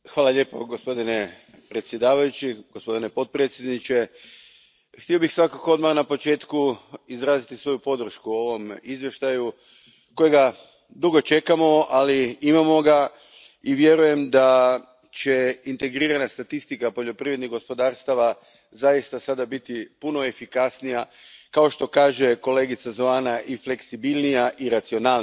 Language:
Croatian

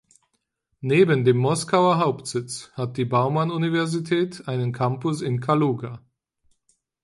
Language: German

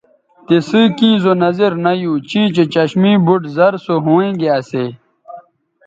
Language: Bateri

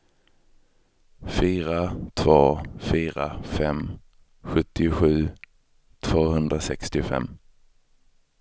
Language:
Swedish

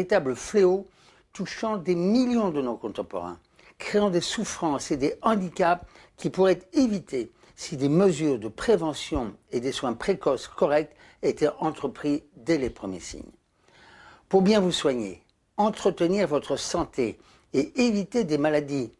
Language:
French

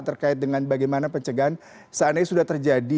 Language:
Indonesian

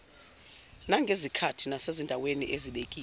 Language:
Zulu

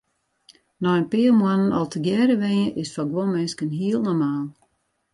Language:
Western Frisian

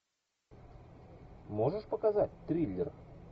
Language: Russian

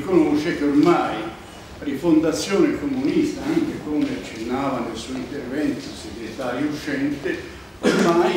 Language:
Italian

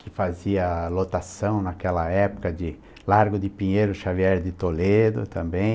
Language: Portuguese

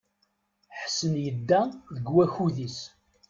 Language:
Kabyle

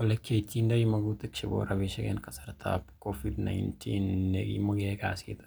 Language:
Kalenjin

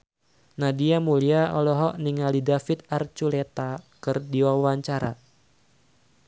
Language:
Sundanese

